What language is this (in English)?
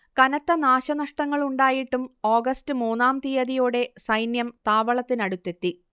Malayalam